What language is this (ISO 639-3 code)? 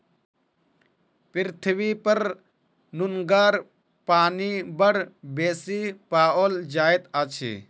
mai